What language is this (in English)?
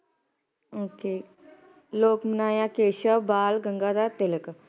Punjabi